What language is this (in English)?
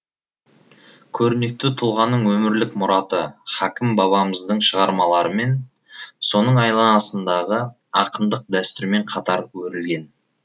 Kazakh